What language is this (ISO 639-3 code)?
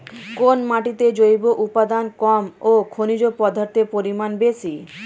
ben